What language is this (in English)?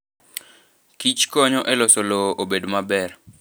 Luo (Kenya and Tanzania)